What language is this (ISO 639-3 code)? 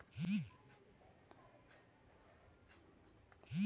ben